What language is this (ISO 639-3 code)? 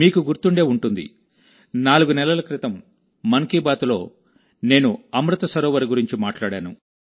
tel